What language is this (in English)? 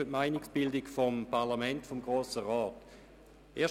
Swiss German